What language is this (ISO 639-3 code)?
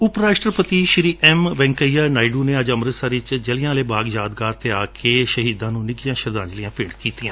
pan